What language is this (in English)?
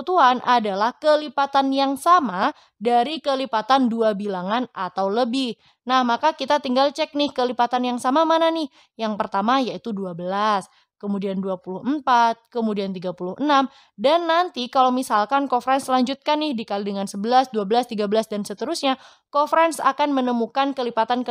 Indonesian